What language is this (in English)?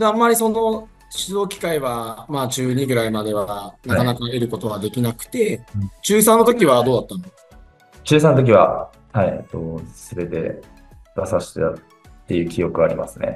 Japanese